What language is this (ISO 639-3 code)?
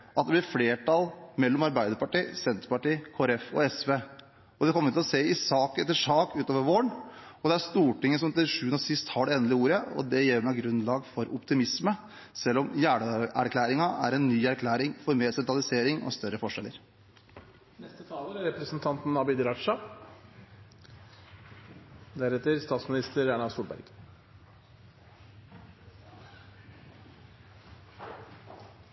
nob